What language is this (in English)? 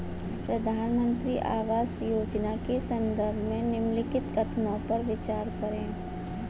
Hindi